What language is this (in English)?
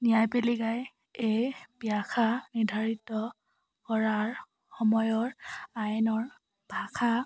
Assamese